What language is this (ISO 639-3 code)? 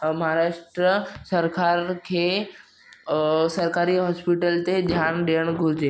snd